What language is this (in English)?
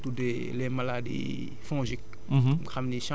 Wolof